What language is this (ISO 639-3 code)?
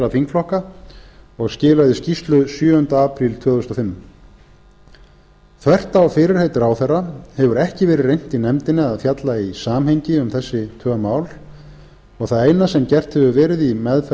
isl